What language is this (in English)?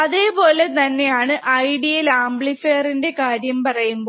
Malayalam